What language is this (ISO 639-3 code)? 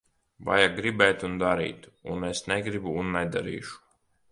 lav